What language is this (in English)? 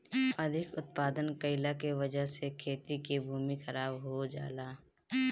Bhojpuri